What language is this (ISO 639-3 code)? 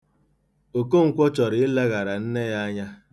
ibo